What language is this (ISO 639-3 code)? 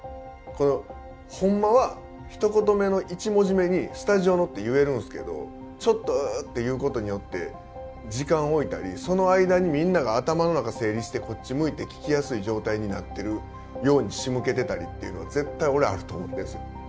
jpn